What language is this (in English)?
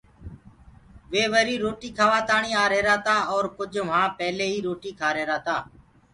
Gurgula